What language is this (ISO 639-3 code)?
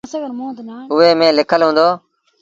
sbn